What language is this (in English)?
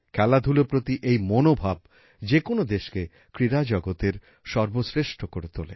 Bangla